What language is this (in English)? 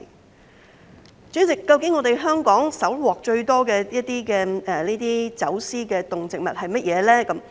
Cantonese